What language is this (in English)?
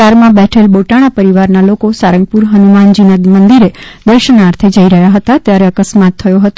Gujarati